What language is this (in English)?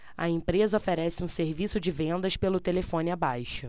Portuguese